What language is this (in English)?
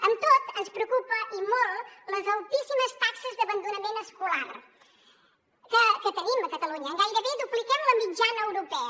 Catalan